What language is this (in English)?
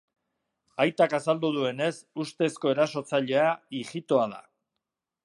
Basque